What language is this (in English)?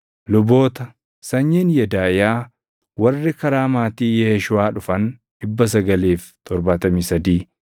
Oromo